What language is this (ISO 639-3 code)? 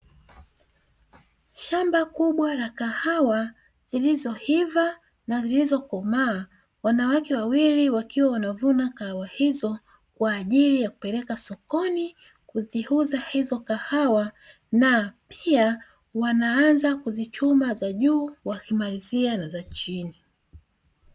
swa